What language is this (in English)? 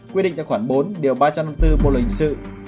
Vietnamese